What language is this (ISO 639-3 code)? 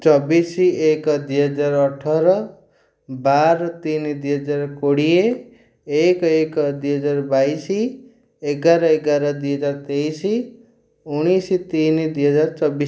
ori